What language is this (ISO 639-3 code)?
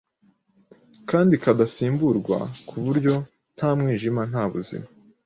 kin